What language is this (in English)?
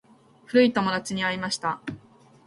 Japanese